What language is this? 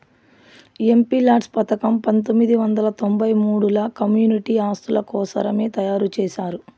Telugu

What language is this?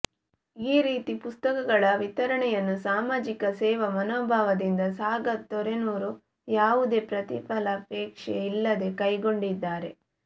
Kannada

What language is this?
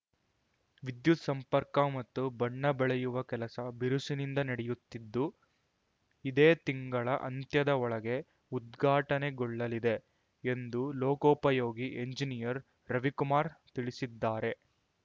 Kannada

